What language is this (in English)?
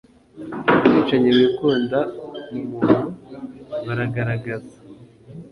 Kinyarwanda